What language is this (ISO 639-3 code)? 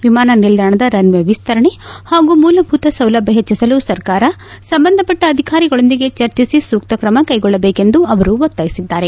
kan